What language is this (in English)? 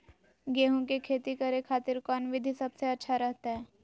Magahi